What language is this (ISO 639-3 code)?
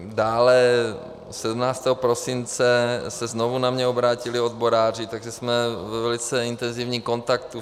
ces